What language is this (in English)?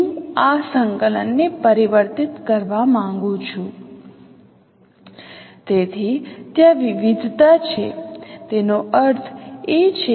Gujarati